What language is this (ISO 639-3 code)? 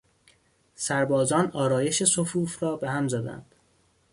fas